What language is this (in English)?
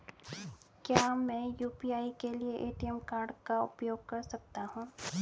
Hindi